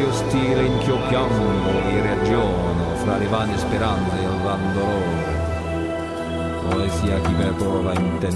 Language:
Turkish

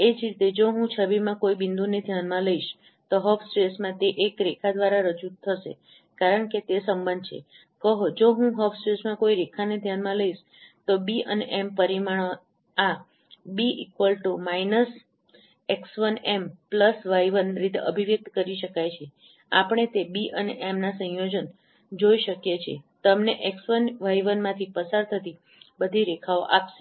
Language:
Gujarati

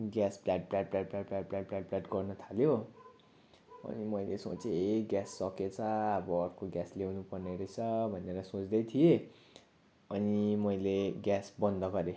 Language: Nepali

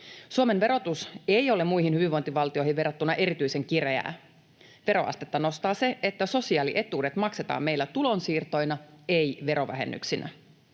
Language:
Finnish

